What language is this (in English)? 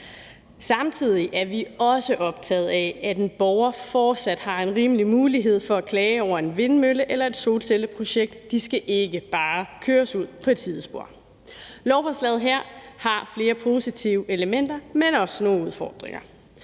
Danish